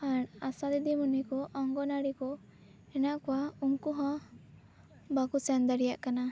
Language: Santali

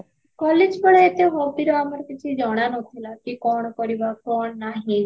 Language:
Odia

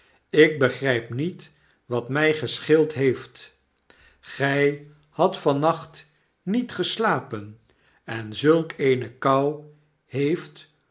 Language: Dutch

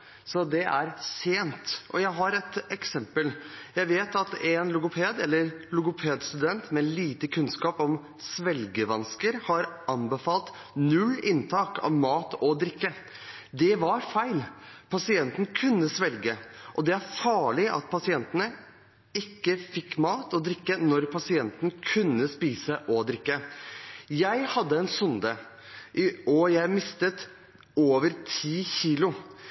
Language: Norwegian Bokmål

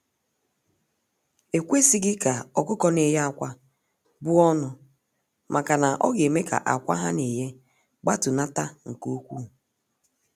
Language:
Igbo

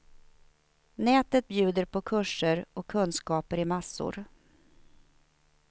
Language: Swedish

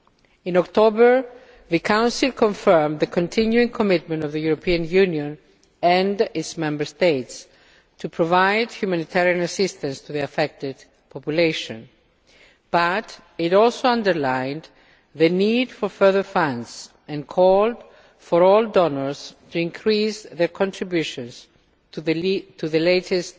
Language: English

